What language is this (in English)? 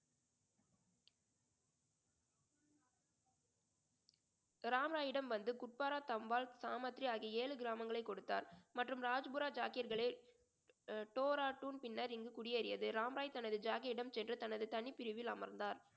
Tamil